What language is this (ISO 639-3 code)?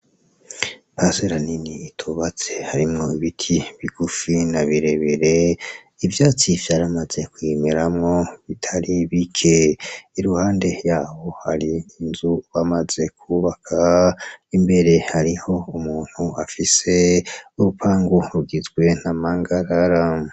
run